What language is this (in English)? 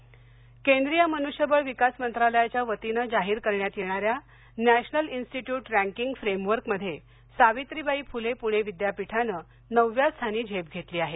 Marathi